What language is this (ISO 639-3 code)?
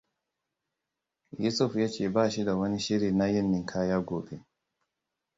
hau